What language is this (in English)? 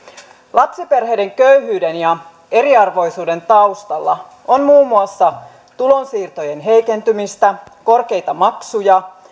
Finnish